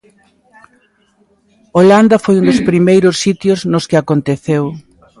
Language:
Galician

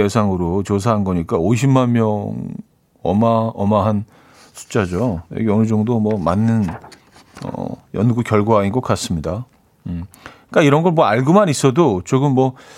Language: Korean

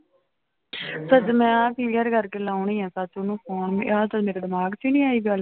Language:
Punjabi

